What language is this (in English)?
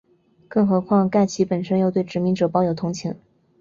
Chinese